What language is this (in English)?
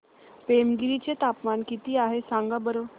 Marathi